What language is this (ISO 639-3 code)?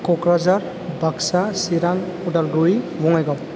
brx